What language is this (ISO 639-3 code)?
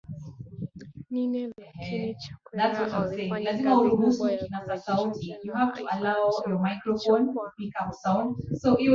swa